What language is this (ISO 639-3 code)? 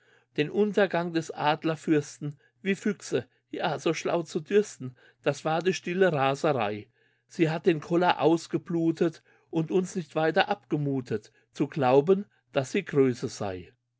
deu